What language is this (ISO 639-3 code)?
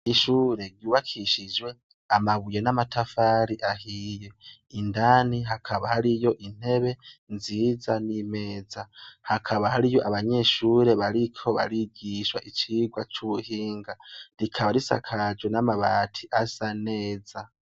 run